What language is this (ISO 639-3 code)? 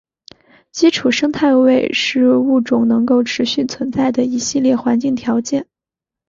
zho